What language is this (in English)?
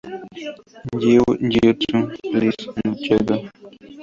Spanish